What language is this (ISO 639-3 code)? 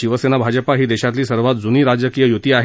mar